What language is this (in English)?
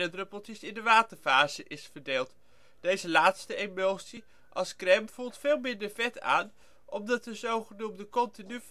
Dutch